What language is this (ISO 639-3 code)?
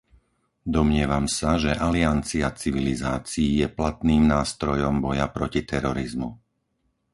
slk